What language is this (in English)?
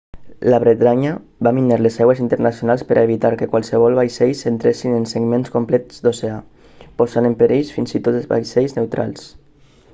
Catalan